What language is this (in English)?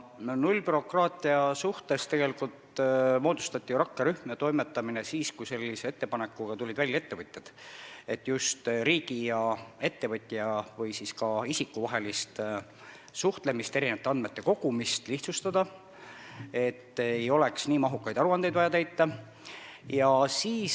Estonian